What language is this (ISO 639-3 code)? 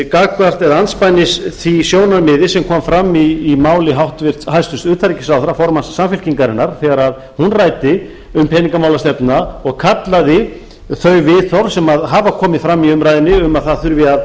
isl